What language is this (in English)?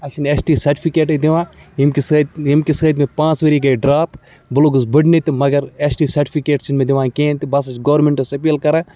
Kashmiri